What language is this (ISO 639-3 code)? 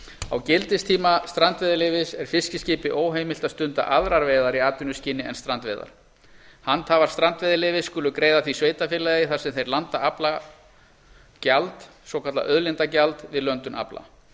isl